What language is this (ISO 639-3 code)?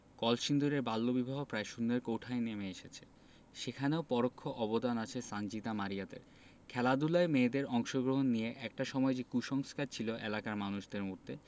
ben